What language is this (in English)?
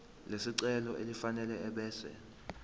Zulu